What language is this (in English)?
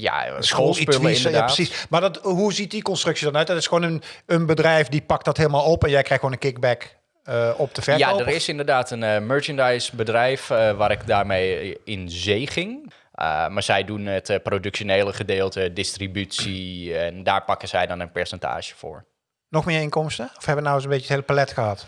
Dutch